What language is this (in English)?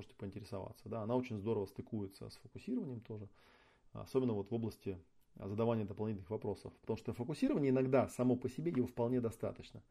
Russian